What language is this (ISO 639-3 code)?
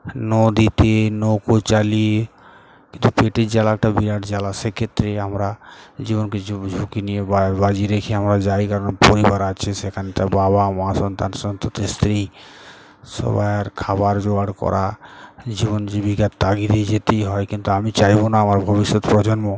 ben